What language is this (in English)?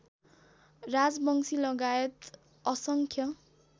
Nepali